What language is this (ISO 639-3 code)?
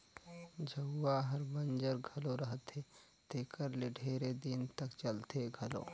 hne